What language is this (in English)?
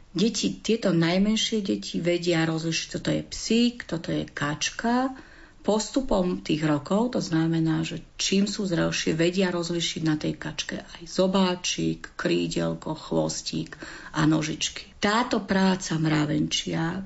Slovak